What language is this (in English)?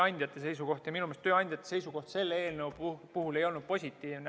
Estonian